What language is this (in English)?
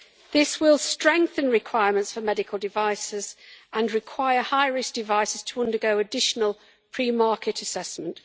English